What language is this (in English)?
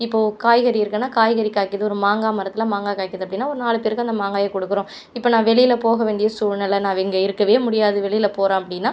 Tamil